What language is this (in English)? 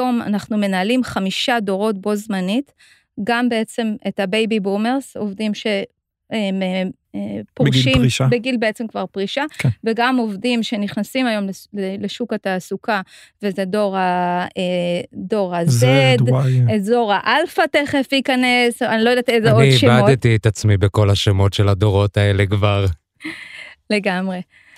Hebrew